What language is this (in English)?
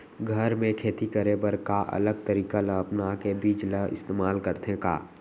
Chhattisgarhi